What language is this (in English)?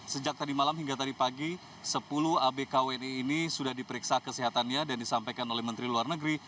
Indonesian